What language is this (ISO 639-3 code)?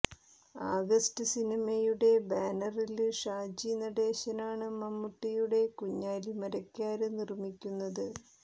mal